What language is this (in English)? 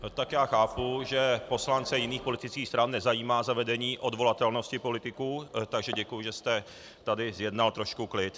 Czech